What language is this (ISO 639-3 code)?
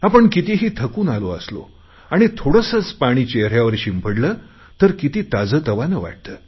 mar